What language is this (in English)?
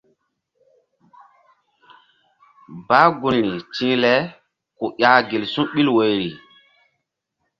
Mbum